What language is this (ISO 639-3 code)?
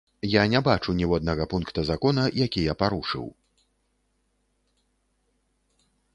bel